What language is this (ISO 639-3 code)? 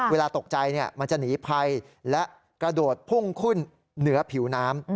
tha